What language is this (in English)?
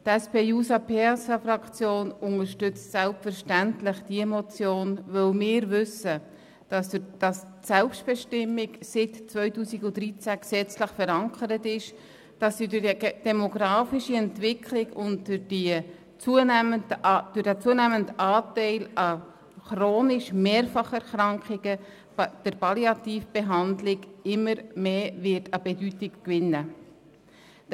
Swiss German